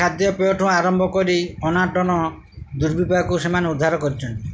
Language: Odia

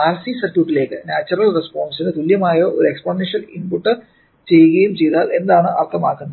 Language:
Malayalam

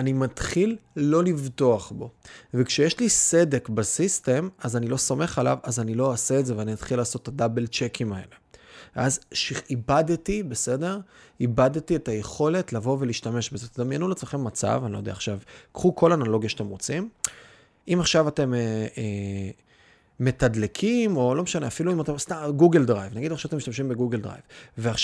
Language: Hebrew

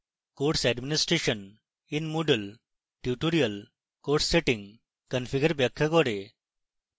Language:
Bangla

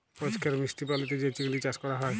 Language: Bangla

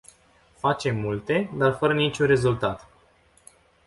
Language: Romanian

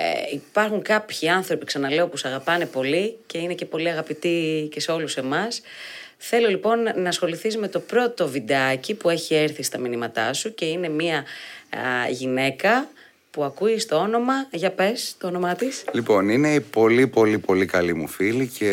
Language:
Greek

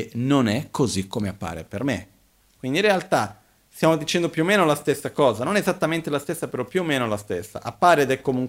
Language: Italian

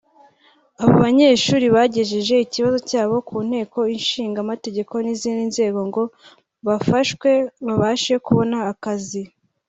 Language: Kinyarwanda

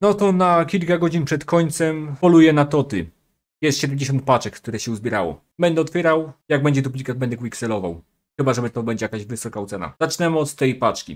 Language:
Polish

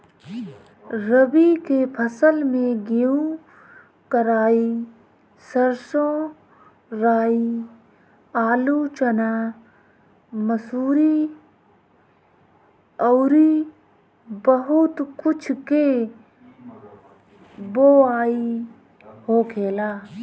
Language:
Bhojpuri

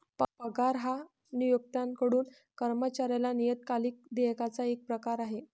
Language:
Marathi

